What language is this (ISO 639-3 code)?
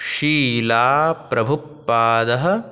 san